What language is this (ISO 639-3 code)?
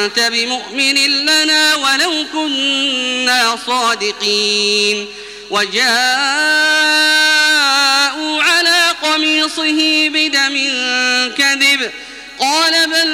ara